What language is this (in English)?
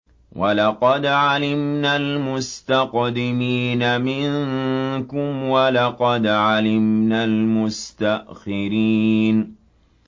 Arabic